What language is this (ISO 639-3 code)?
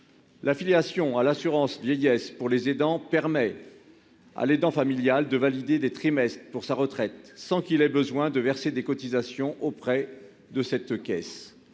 fra